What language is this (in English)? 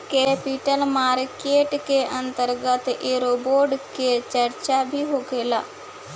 Bhojpuri